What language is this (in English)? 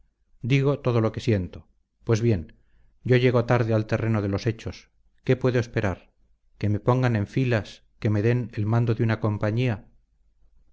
Spanish